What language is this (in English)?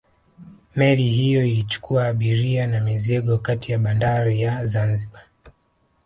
Swahili